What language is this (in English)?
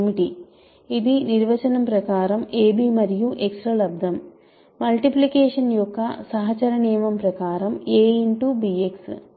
Telugu